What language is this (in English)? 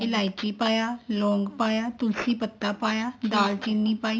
Punjabi